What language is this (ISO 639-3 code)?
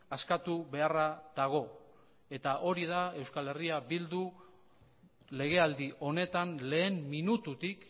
eus